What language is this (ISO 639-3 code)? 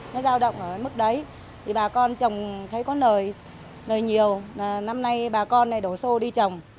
vie